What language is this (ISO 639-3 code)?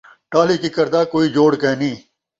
skr